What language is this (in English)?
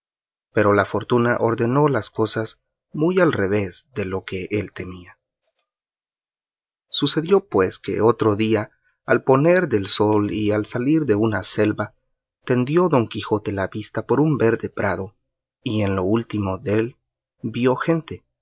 Spanish